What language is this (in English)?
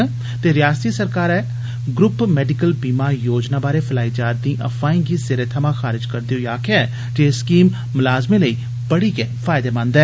Dogri